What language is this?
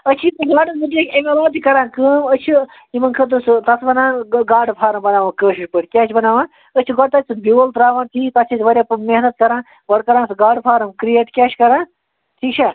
Kashmiri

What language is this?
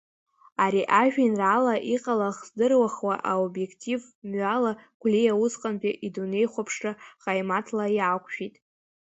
Abkhazian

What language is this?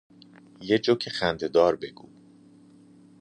Persian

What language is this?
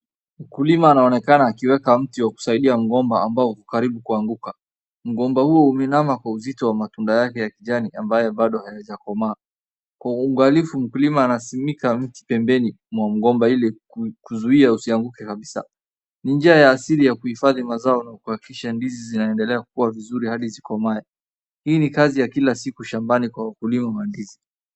Swahili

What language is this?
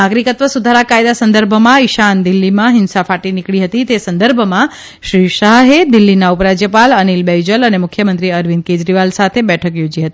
Gujarati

